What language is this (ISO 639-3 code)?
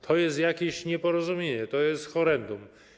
pol